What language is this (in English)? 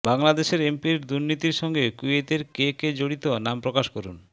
Bangla